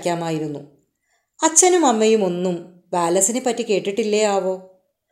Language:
Malayalam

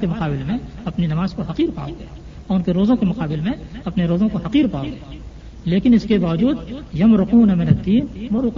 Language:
Urdu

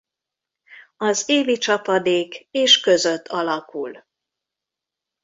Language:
Hungarian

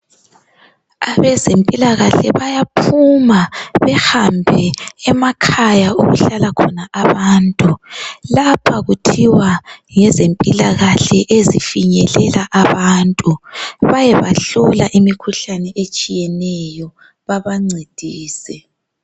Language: North Ndebele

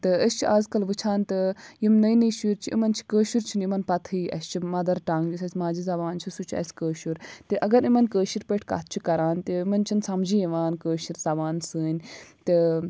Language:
Kashmiri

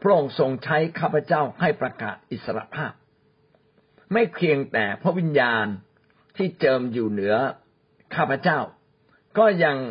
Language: Thai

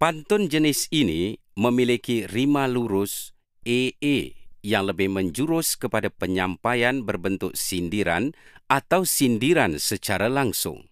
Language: Malay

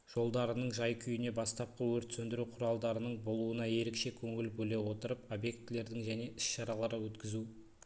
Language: Kazakh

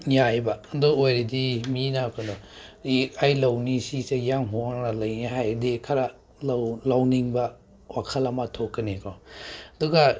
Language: Manipuri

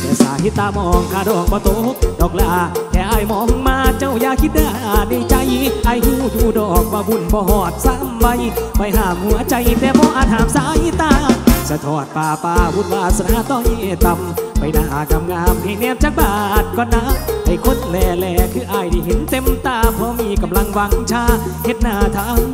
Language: Thai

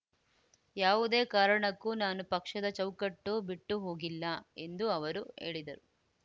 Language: Kannada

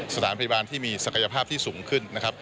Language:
Thai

